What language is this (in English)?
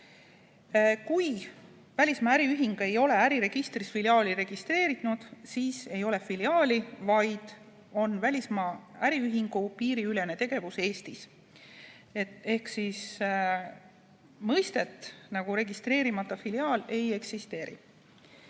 Estonian